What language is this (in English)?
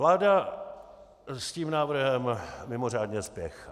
Czech